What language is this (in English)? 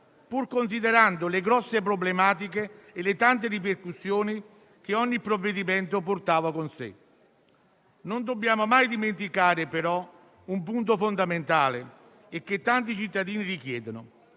Italian